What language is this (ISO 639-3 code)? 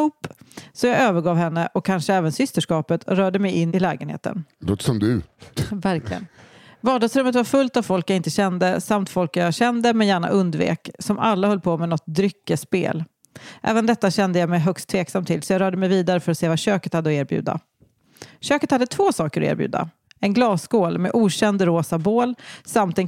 swe